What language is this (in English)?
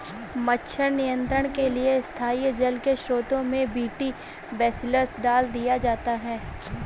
Hindi